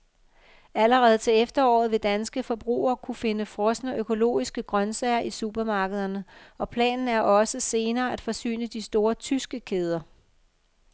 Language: Danish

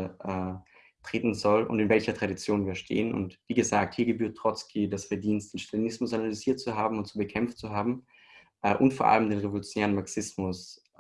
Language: German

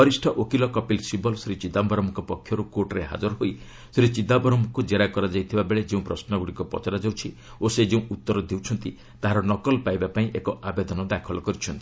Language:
Odia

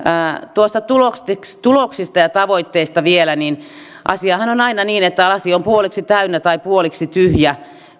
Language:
Finnish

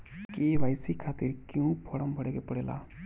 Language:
Bhojpuri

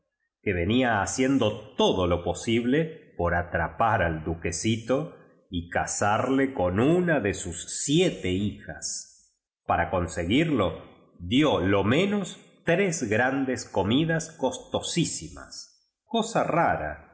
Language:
Spanish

